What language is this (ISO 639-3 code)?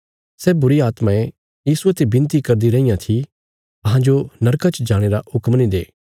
kfs